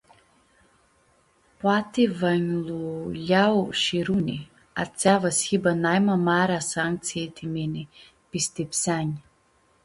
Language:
Aromanian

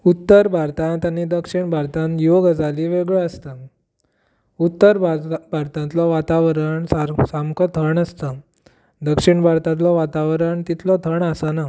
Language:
Konkani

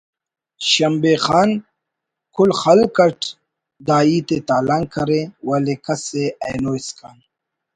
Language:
Brahui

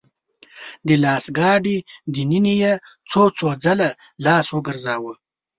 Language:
Pashto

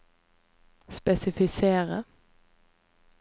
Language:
Norwegian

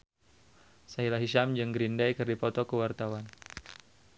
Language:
Sundanese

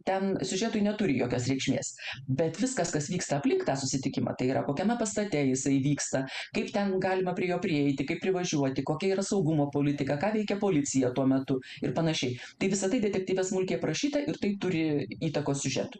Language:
Lithuanian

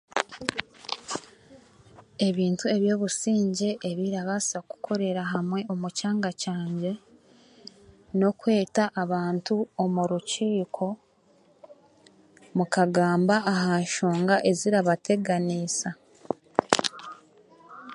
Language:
Chiga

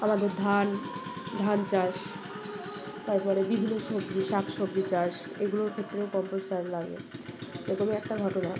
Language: Bangla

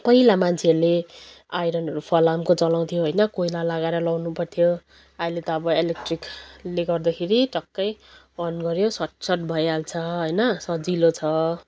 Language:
Nepali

